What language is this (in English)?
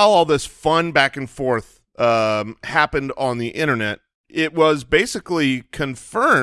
English